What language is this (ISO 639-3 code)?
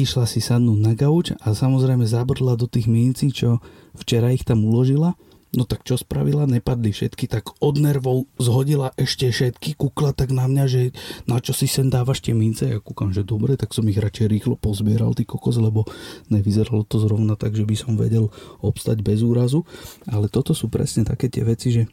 slk